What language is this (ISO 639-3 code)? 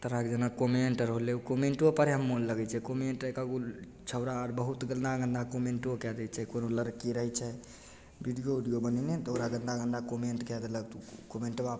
mai